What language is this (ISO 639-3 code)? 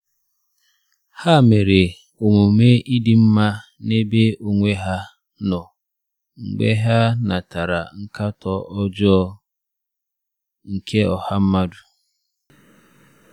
ibo